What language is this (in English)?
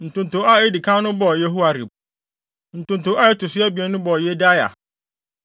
Akan